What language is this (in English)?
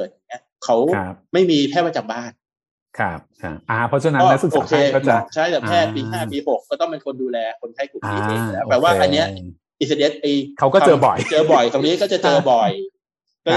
Thai